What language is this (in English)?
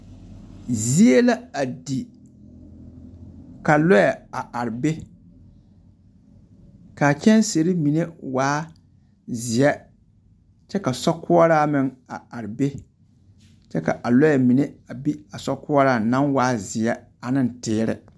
Southern Dagaare